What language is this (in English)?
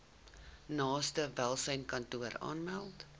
Afrikaans